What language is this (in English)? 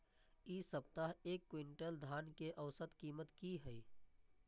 Maithili